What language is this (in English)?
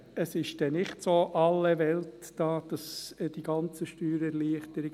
Swiss German